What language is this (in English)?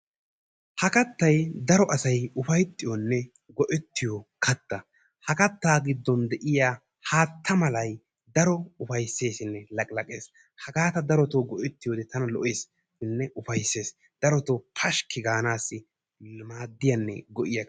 Wolaytta